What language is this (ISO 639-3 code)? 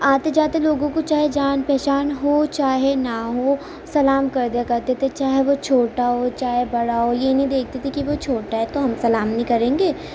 urd